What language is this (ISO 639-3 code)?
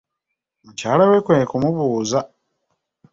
lug